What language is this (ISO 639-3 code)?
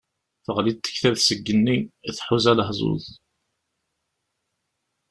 kab